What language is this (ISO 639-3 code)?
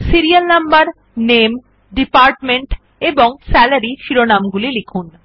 ben